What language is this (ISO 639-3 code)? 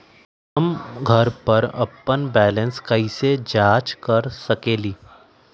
mag